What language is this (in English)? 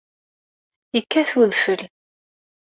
Kabyle